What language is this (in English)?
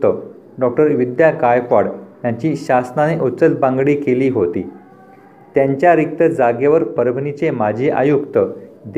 Marathi